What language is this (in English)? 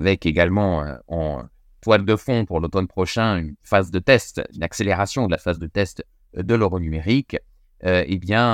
French